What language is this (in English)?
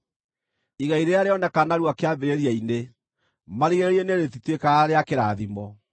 Kikuyu